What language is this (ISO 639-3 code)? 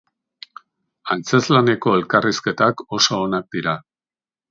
eus